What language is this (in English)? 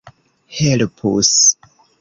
Esperanto